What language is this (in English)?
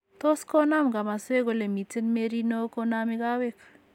Kalenjin